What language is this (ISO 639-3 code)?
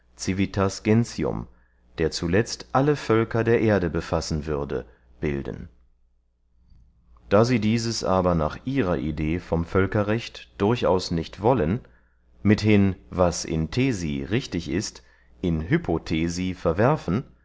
deu